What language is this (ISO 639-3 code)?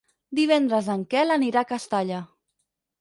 cat